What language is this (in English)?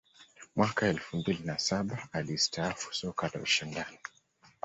Swahili